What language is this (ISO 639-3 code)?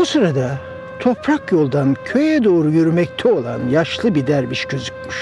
tur